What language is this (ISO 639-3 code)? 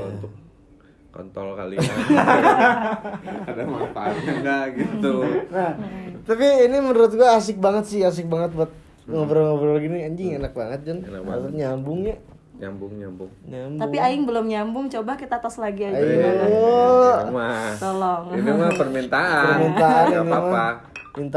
ind